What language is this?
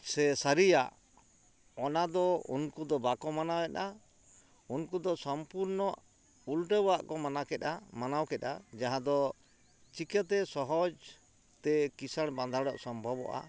Santali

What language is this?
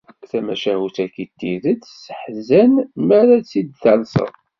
Kabyle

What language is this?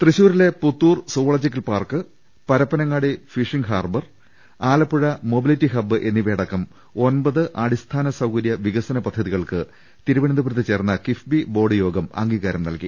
Malayalam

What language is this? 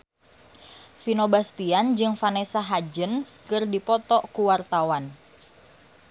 Sundanese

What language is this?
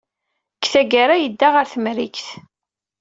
Kabyle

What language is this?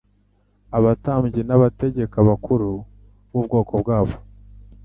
Kinyarwanda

